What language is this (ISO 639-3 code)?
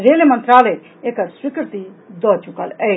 mai